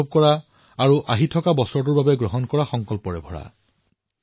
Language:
Assamese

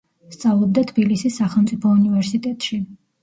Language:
Georgian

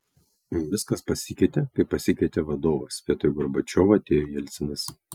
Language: Lithuanian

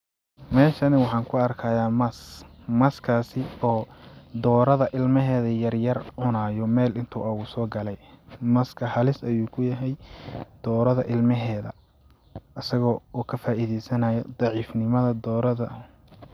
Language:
Somali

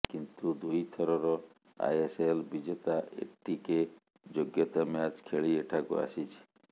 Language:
Odia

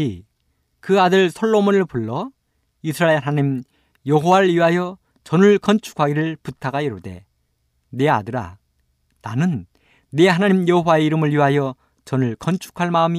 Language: Korean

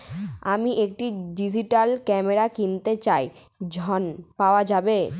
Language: Bangla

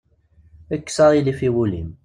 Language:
Kabyle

